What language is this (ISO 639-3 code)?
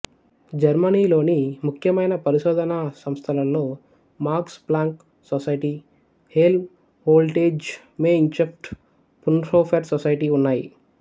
tel